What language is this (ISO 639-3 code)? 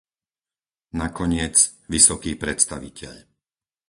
slk